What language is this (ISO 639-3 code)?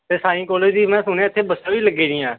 pan